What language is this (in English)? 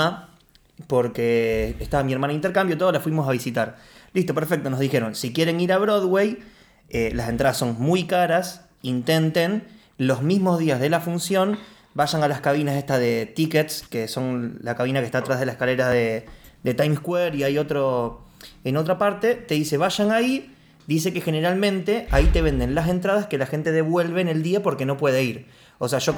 Spanish